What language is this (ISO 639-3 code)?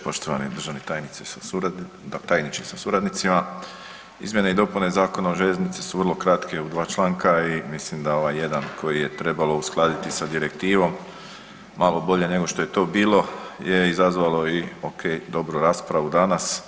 hrv